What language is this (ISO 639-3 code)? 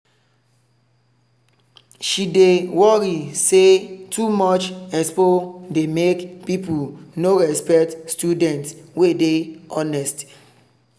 pcm